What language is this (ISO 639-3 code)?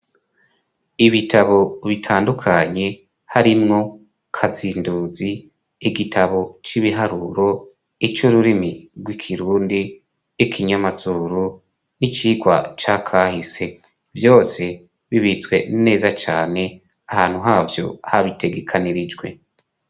run